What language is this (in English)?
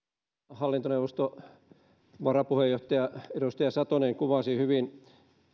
Finnish